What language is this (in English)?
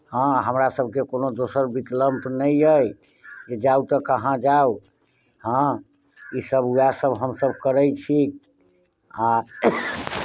Maithili